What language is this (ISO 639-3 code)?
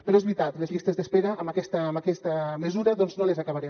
cat